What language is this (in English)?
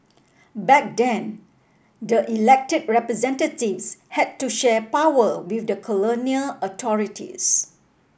English